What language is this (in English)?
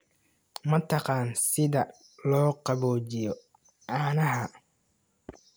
Somali